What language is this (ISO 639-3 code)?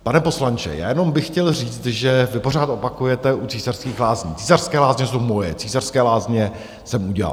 ces